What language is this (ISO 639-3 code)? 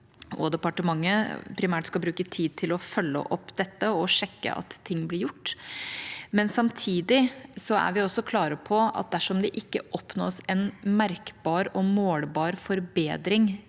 nor